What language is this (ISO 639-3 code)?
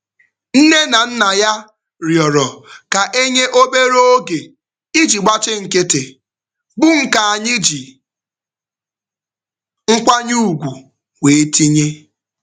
ibo